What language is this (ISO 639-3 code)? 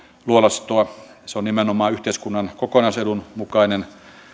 fin